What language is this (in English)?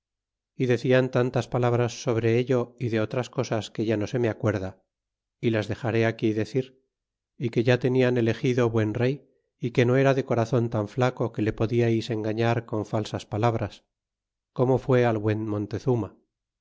Spanish